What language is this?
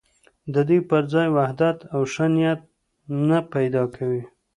Pashto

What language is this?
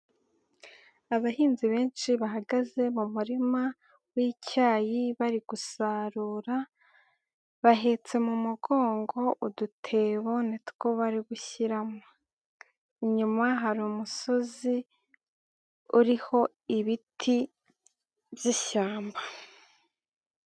Kinyarwanda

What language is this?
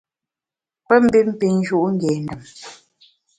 Bamun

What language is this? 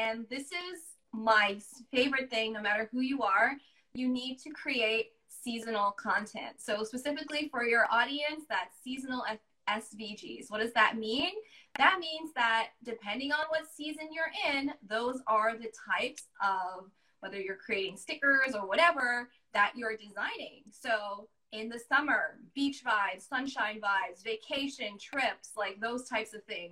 English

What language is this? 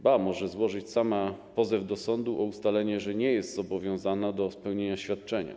Polish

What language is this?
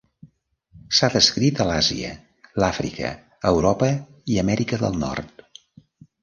Catalan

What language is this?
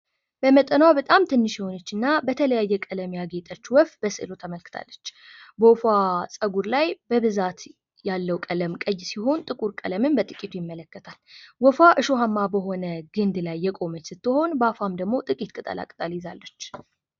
Amharic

